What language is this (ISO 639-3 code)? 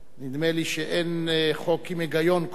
heb